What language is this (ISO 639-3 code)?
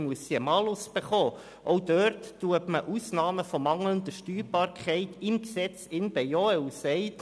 gsw